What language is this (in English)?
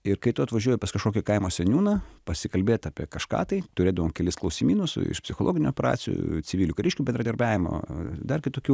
Lithuanian